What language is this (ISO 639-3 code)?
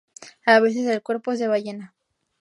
spa